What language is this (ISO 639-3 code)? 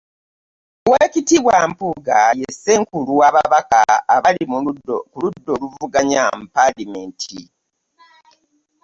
lug